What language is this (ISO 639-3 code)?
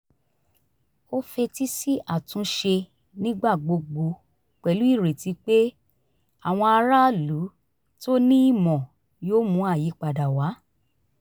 yor